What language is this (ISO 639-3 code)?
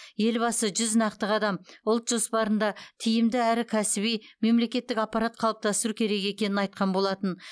kaz